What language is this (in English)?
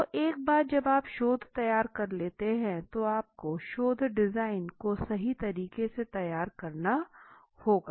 Hindi